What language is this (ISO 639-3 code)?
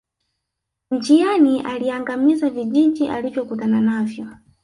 swa